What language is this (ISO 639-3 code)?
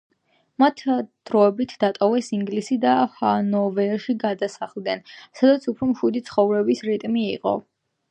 kat